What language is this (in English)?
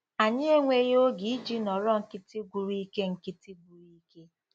Igbo